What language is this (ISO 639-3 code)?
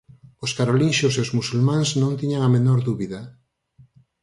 glg